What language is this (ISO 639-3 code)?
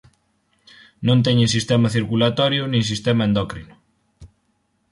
glg